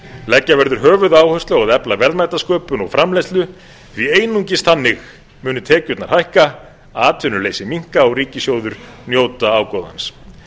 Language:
Icelandic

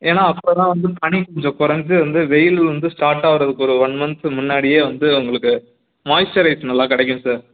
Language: Tamil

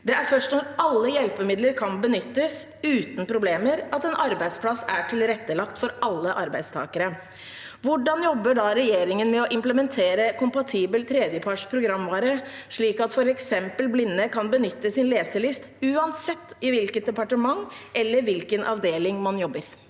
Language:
Norwegian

